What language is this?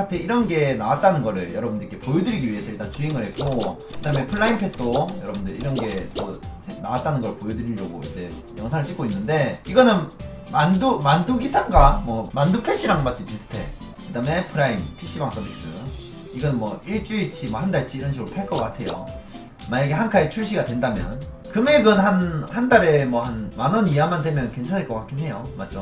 Korean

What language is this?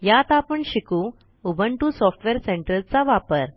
Marathi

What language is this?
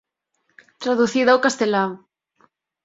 Galician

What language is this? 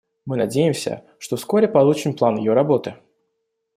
Russian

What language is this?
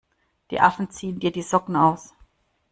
German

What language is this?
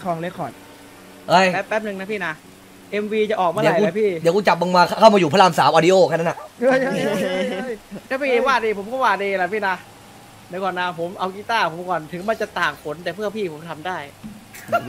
Thai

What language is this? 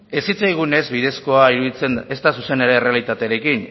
Basque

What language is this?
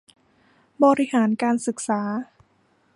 Thai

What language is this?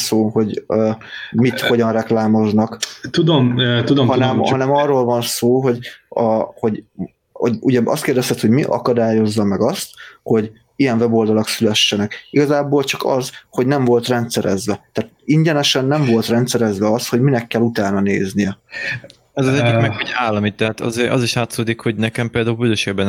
Hungarian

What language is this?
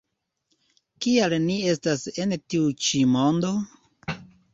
Esperanto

